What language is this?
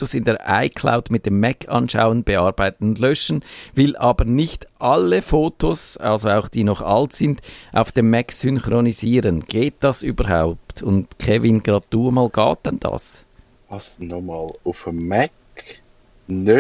German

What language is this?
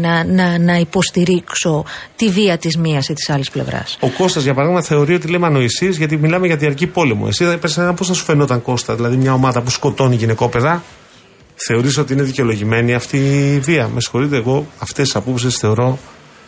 Greek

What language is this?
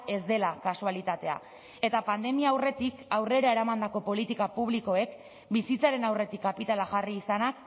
Basque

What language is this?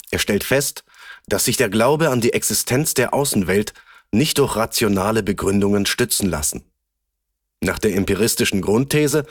German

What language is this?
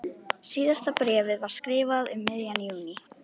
Icelandic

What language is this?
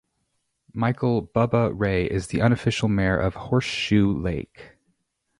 English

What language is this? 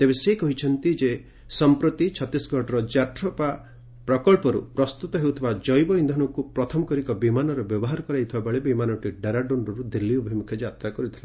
Odia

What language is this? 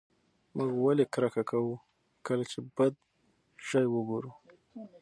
Pashto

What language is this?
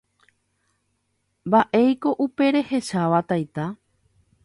Guarani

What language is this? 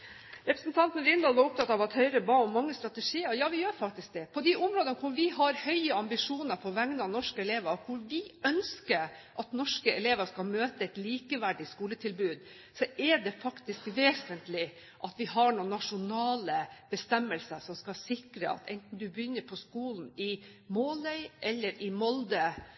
Norwegian Bokmål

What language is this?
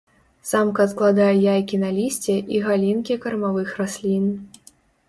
Belarusian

